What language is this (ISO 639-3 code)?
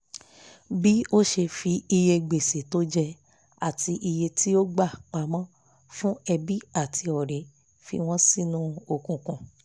yor